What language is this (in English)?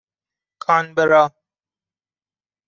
Persian